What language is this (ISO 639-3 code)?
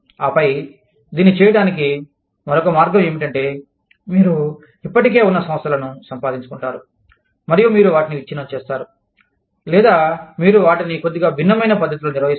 tel